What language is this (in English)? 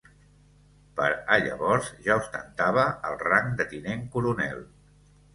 Catalan